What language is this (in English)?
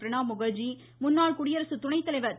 Tamil